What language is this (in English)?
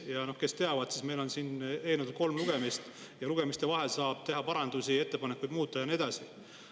Estonian